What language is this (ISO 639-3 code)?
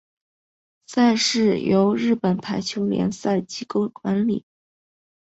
zho